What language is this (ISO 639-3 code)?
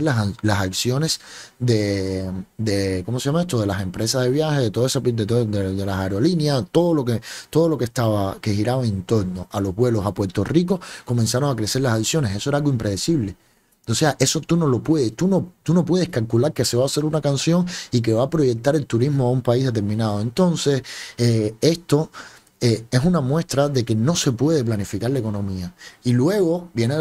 spa